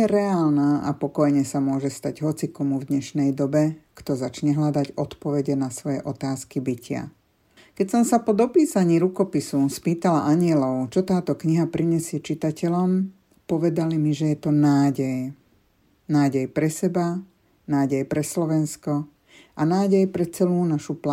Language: Slovak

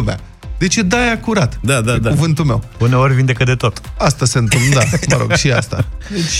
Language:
Romanian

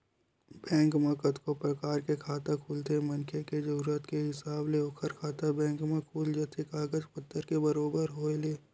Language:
Chhattisgarhi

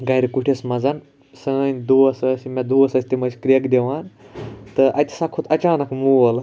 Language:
Kashmiri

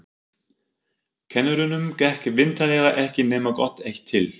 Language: Icelandic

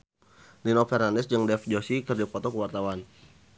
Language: Sundanese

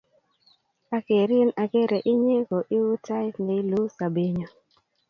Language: Kalenjin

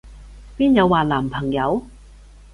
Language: Cantonese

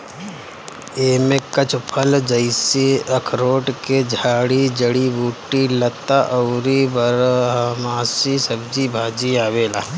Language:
Bhojpuri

